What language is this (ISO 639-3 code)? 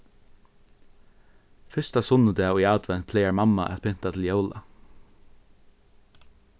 fao